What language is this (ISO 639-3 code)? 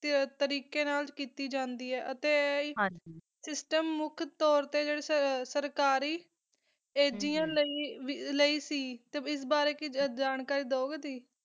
pan